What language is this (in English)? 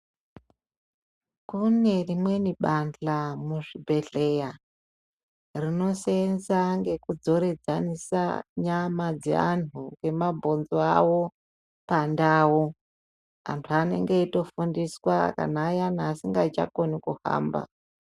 Ndau